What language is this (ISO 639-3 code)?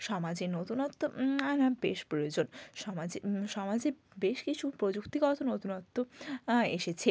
ben